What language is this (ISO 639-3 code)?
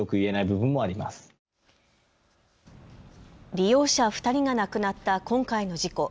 jpn